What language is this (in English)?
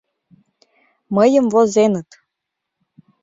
Mari